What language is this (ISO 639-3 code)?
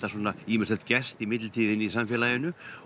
isl